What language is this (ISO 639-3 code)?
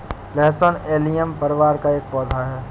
hin